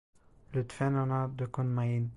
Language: Turkish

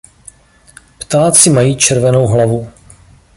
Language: Czech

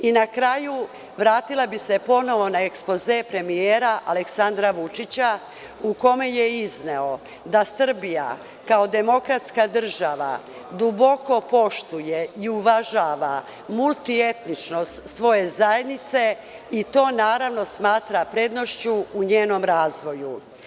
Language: Serbian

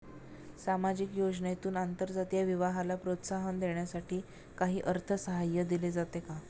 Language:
Marathi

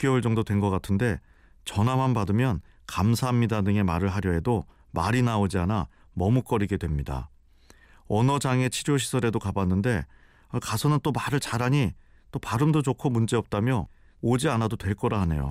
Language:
Korean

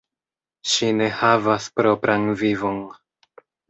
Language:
Esperanto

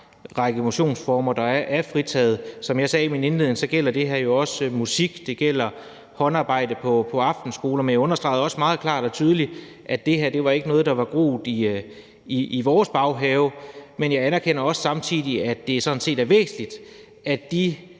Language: Danish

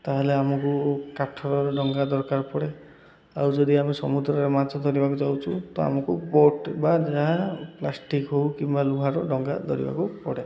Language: Odia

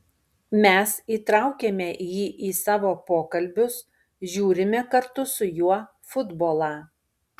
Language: Lithuanian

